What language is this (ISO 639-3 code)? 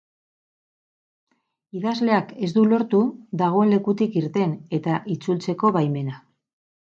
eus